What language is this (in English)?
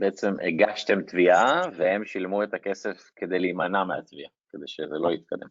Hebrew